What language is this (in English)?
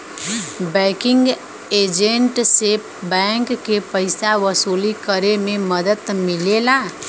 Bhojpuri